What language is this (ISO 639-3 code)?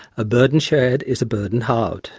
eng